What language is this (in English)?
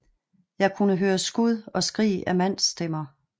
Danish